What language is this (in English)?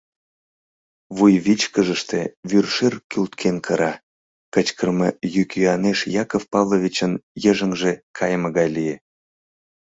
Mari